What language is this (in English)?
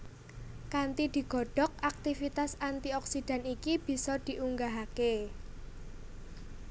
Javanese